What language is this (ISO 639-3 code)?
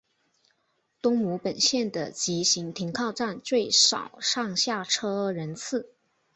zho